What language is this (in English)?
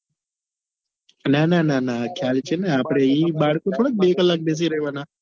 Gujarati